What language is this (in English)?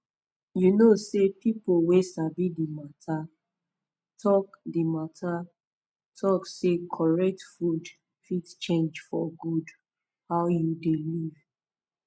Nigerian Pidgin